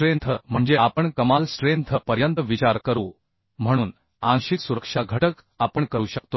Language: Marathi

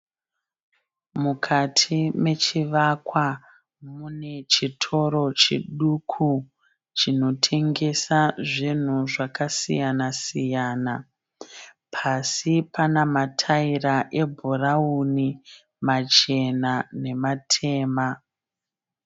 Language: Shona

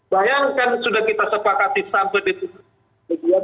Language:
Indonesian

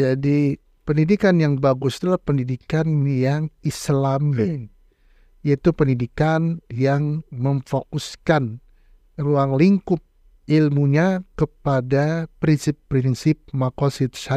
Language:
Indonesian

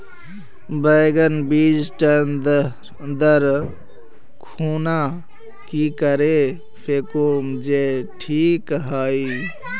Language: Magahi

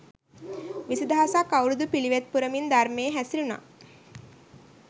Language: Sinhala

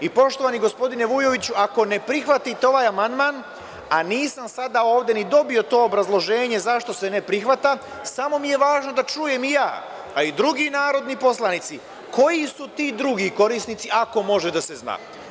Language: Serbian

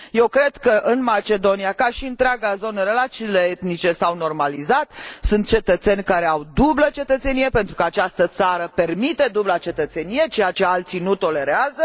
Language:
Romanian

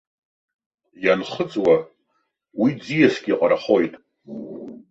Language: Abkhazian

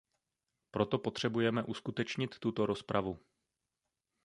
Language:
Czech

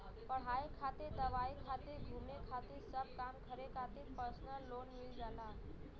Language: Bhojpuri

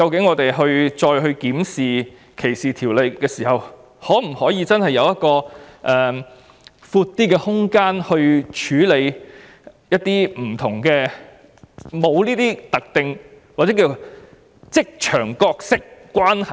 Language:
Cantonese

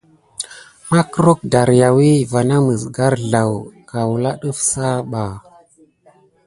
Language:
Gidar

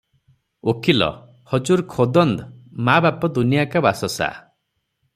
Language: Odia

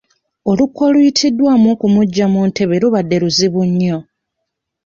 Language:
Ganda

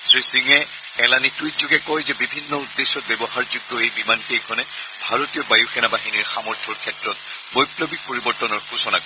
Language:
Assamese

